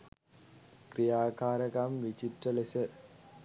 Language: Sinhala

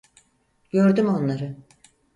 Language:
Turkish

